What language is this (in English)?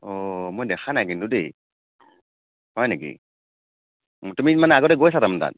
Assamese